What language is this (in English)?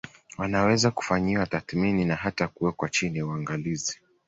Swahili